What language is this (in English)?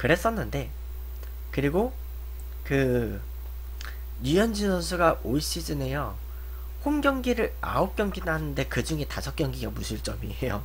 Korean